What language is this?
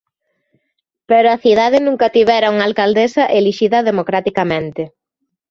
Galician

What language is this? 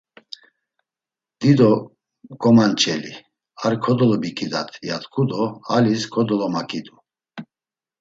Laz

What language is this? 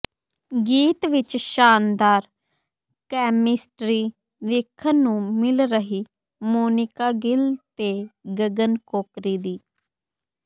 Punjabi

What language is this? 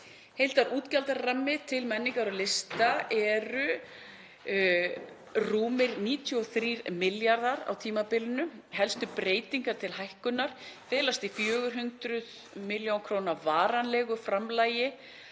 Icelandic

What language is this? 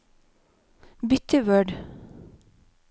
Norwegian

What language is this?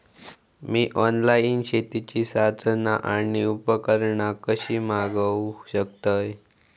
Marathi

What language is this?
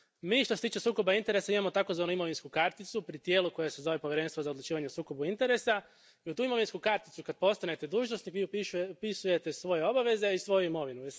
Croatian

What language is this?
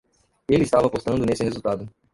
Portuguese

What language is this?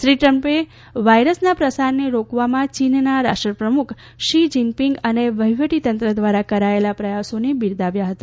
Gujarati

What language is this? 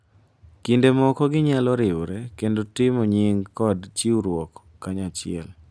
Luo (Kenya and Tanzania)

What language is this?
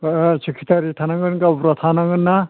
Bodo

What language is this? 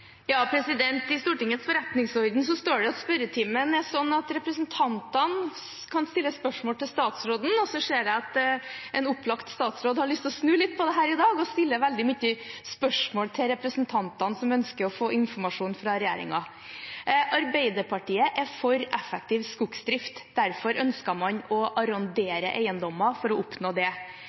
Norwegian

